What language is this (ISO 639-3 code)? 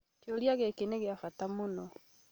kik